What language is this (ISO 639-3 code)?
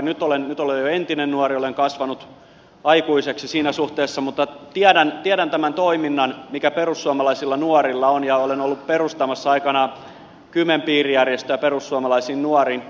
fin